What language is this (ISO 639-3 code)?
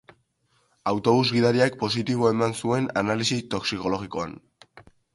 eus